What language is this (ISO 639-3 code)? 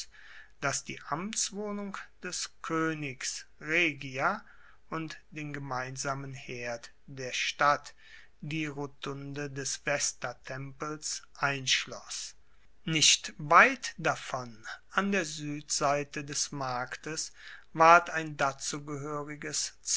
deu